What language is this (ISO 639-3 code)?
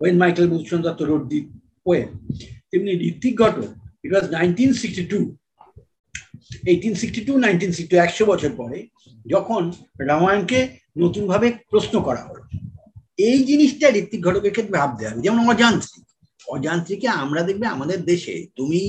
ben